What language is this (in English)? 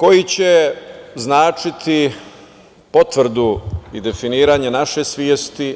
Serbian